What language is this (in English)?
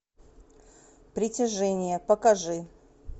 Russian